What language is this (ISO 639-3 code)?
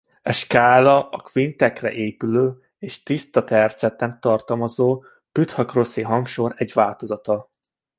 hun